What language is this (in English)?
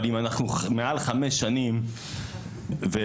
Hebrew